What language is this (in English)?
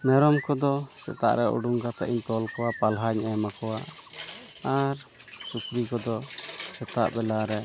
Santali